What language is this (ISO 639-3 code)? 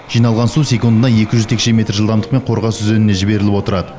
kaz